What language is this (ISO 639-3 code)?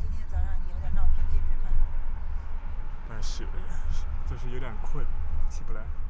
zho